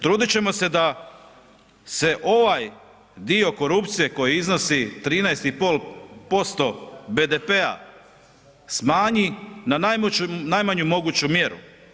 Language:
Croatian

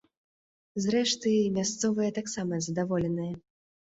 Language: Belarusian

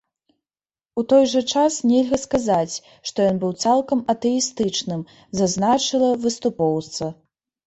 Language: Belarusian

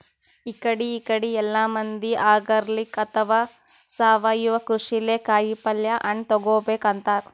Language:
Kannada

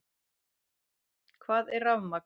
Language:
Icelandic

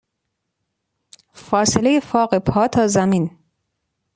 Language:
Persian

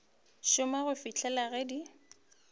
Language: Northern Sotho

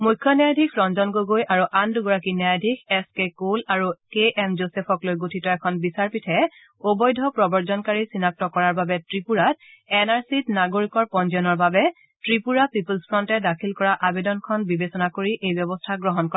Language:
Assamese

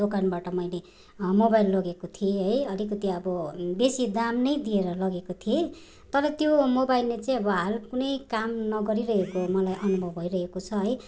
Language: Nepali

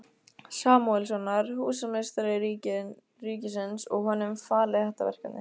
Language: Icelandic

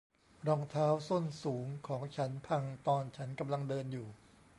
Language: Thai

